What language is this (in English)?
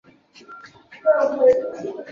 Chinese